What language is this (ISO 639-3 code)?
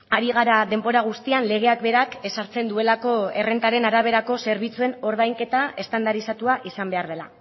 eus